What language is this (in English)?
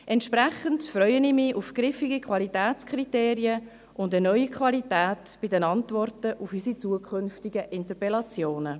Swiss German